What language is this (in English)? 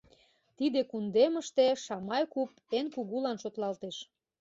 Mari